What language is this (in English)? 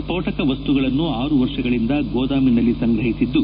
Kannada